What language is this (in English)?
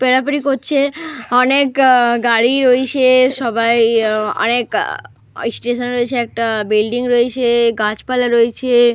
Bangla